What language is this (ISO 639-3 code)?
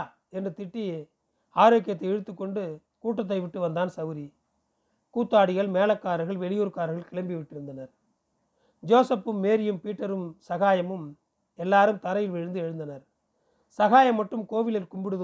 tam